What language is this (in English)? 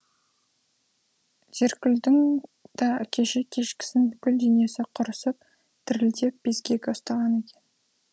Kazakh